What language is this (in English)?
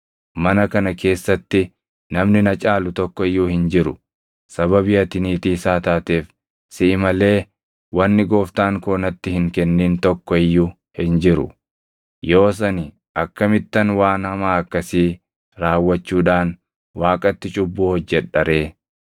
Oromo